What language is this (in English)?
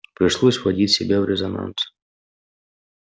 Russian